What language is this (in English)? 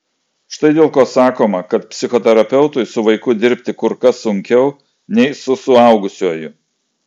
Lithuanian